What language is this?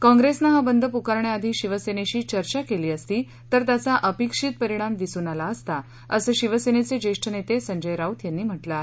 Marathi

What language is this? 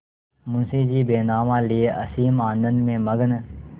Hindi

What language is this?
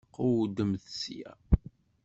Kabyle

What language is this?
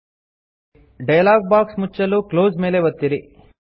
Kannada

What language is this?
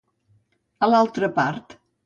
Catalan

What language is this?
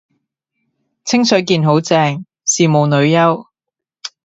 Cantonese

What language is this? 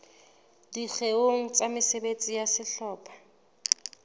Southern Sotho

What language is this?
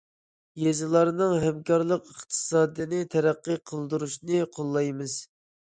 Uyghur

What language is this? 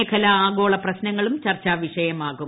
Malayalam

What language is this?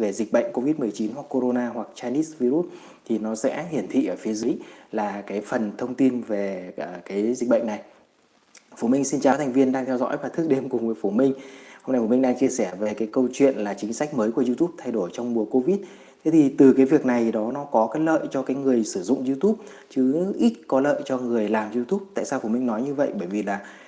Vietnamese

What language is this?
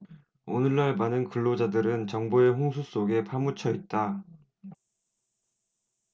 Korean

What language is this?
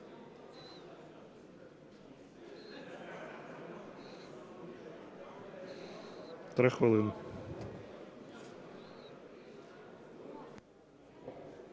Ukrainian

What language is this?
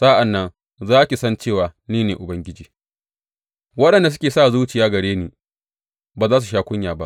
Hausa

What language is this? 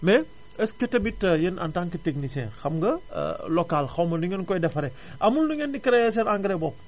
Wolof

